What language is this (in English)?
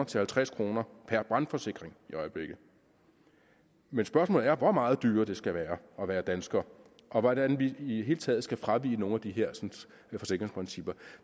Danish